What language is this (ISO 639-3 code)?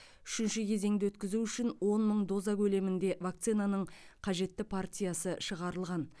kaz